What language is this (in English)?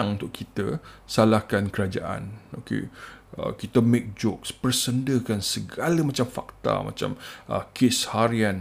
Malay